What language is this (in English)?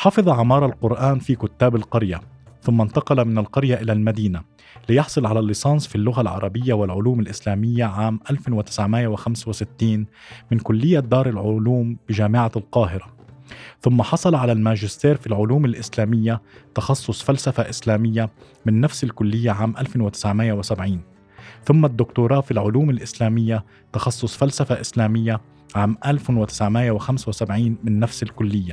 Arabic